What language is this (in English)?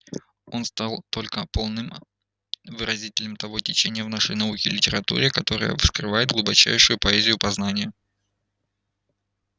Russian